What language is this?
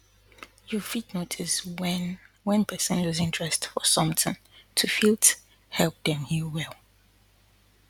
Nigerian Pidgin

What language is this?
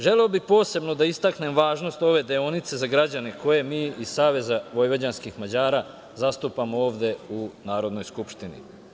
Serbian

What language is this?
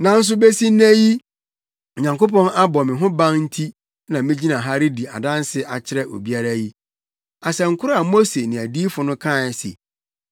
Akan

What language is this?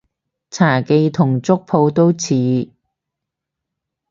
Cantonese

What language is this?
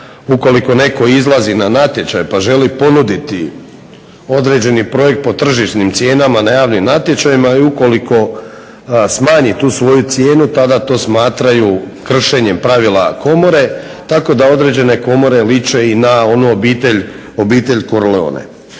Croatian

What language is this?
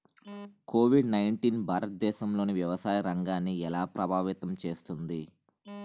Telugu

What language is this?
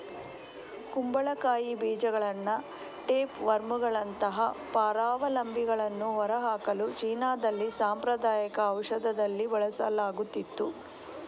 Kannada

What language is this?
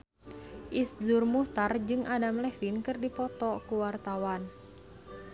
Sundanese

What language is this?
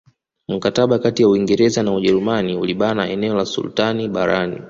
Swahili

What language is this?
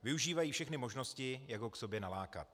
Czech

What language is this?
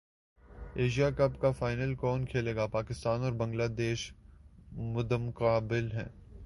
Urdu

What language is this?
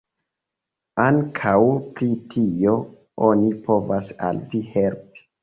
Esperanto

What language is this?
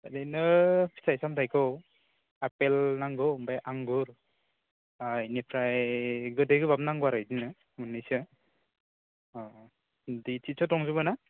Bodo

